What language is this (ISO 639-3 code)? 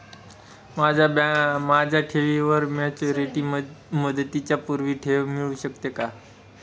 mar